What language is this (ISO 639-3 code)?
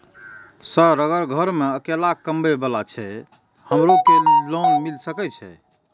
mai